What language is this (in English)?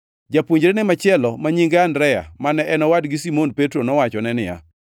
Luo (Kenya and Tanzania)